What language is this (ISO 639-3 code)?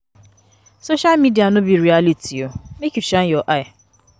pcm